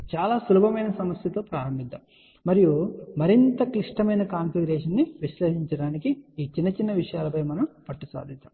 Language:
Telugu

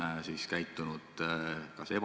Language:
Estonian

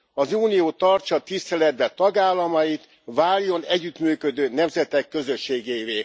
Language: Hungarian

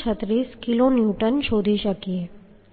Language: Gujarati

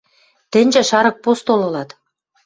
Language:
Western Mari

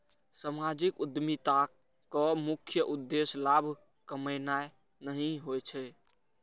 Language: Maithili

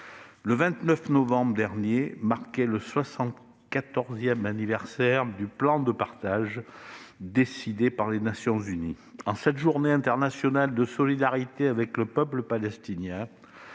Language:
French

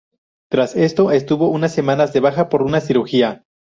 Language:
Spanish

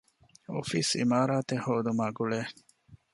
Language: Divehi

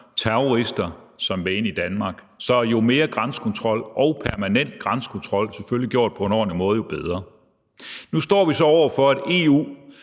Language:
Danish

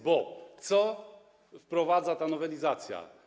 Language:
Polish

